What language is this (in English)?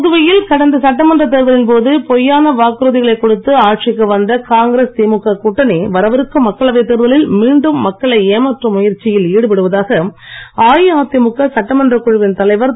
Tamil